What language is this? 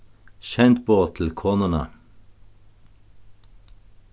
Faroese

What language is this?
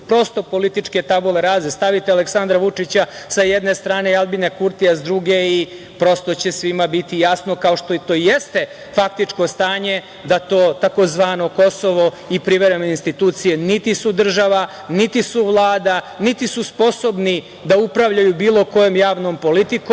Serbian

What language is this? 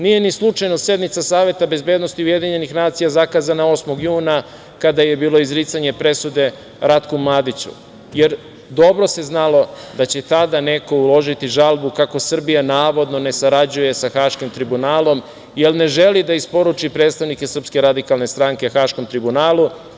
Serbian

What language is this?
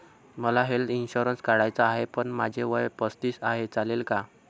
Marathi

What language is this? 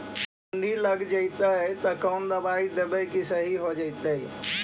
Magahi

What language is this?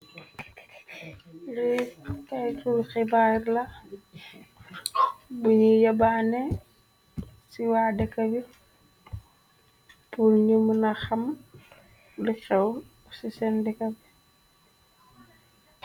Wolof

